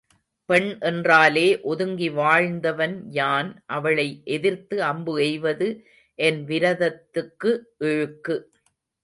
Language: Tamil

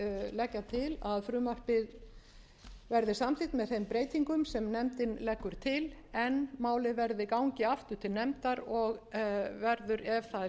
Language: Icelandic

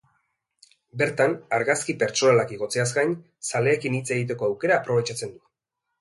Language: Basque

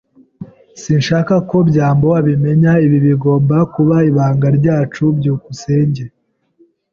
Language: Kinyarwanda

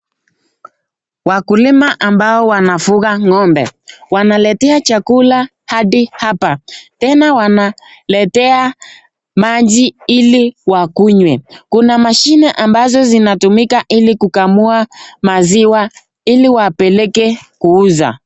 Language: Swahili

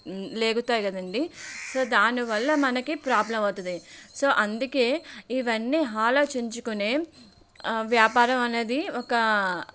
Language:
Telugu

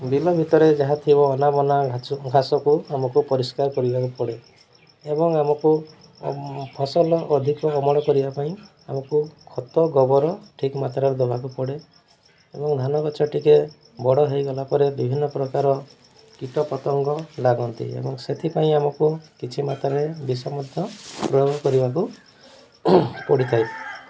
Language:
Odia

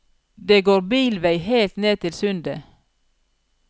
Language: Norwegian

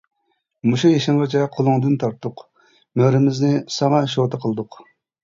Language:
Uyghur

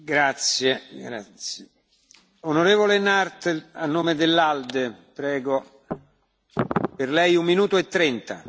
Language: Spanish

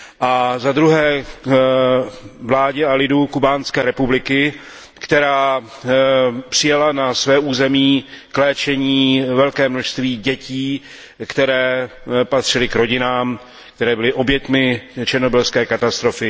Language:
Czech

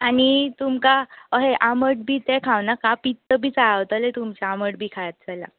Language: Konkani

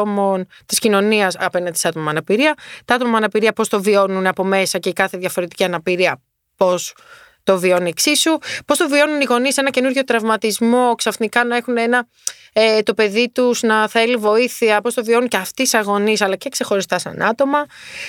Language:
Greek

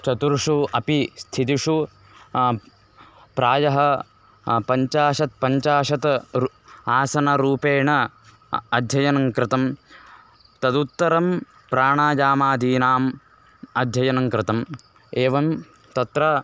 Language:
Sanskrit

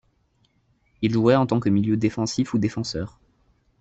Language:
French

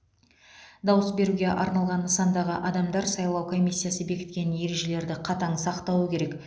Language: Kazakh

